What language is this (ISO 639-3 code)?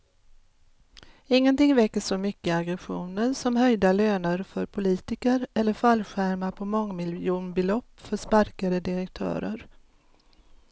swe